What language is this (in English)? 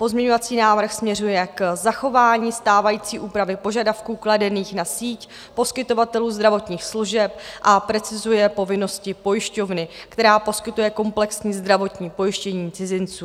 Czech